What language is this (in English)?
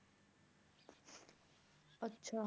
Punjabi